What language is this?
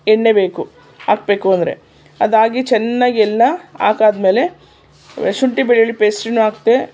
Kannada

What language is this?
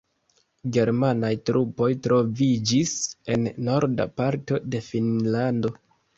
Esperanto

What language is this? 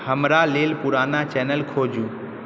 Maithili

